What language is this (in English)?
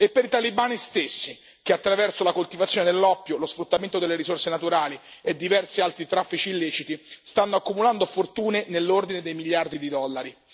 Italian